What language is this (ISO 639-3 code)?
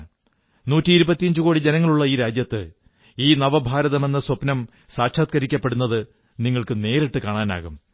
mal